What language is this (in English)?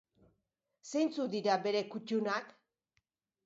Basque